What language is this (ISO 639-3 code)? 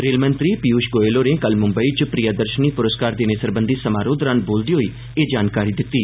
doi